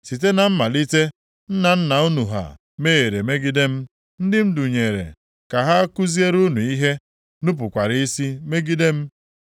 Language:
Igbo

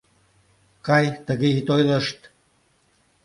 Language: Mari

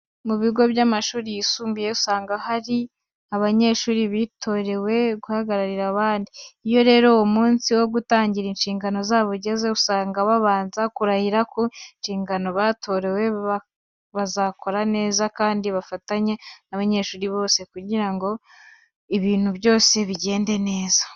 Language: Kinyarwanda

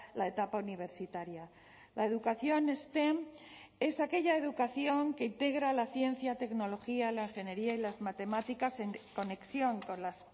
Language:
Spanish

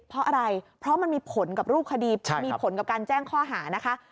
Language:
Thai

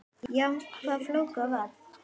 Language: Icelandic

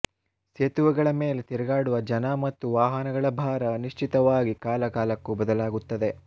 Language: Kannada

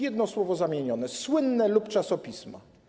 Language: Polish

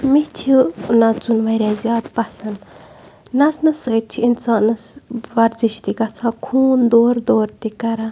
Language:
Kashmiri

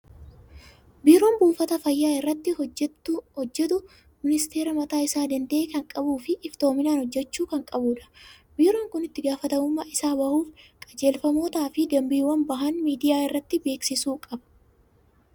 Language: Oromo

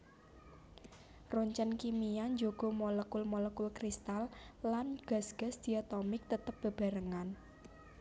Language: Javanese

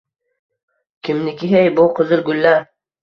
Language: Uzbek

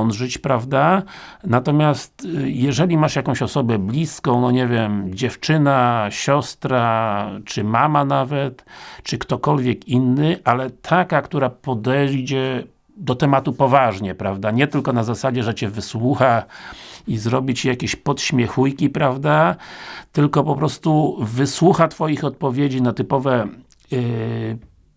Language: Polish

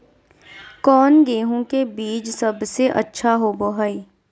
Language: Magahi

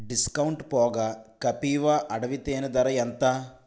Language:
Telugu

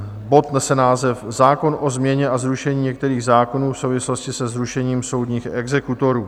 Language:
Czech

